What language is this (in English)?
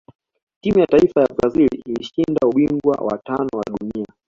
Swahili